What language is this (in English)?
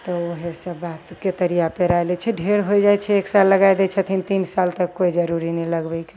Maithili